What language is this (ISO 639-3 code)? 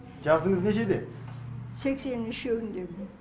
kaz